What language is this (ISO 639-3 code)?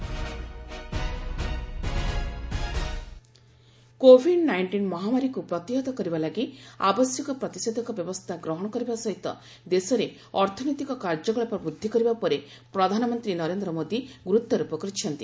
ori